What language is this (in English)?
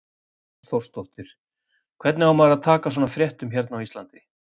Icelandic